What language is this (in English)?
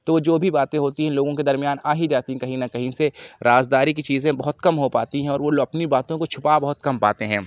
Urdu